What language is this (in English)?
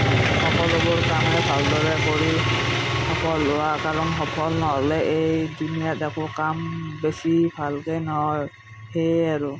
Assamese